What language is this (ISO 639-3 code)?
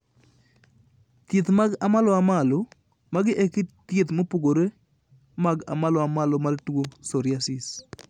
luo